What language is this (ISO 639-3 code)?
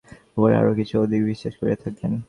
ben